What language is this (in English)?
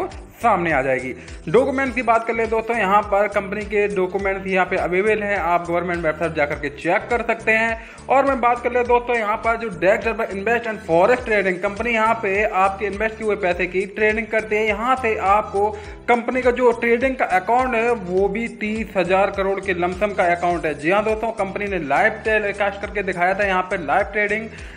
Hindi